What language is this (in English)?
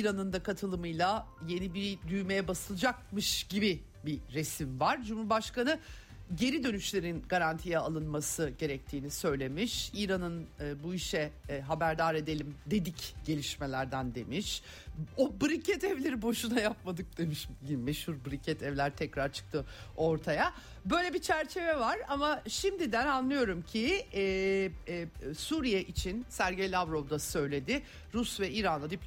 Turkish